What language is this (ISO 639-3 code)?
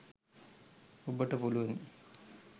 sin